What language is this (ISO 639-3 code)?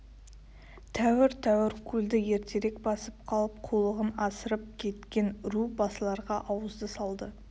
kaz